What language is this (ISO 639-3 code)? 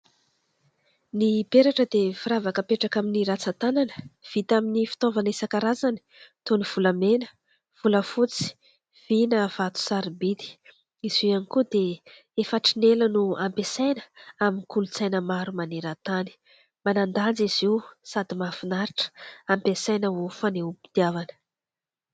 mlg